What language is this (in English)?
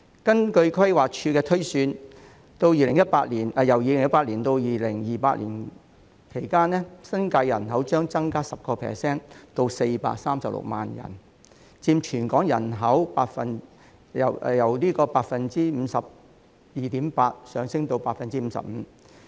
Cantonese